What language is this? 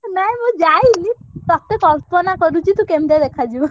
Odia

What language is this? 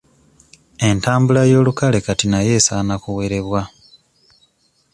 Ganda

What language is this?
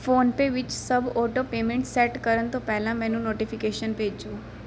Punjabi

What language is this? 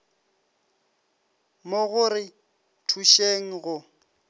Northern Sotho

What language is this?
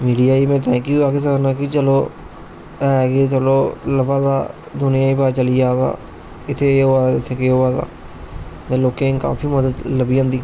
Dogri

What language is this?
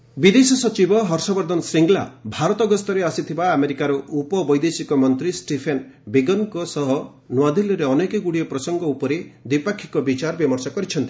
Odia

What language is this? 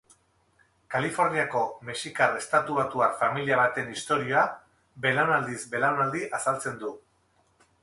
Basque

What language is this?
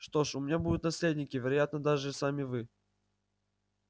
Russian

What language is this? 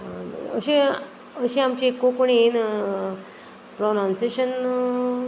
Konkani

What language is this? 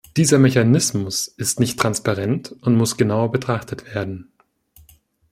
German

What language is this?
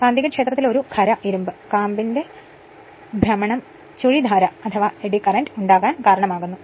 Malayalam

